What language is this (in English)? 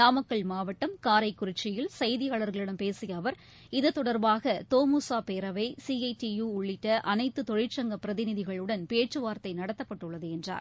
Tamil